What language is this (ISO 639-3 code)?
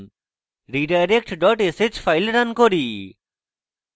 ben